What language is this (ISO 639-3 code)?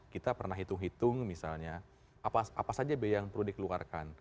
ind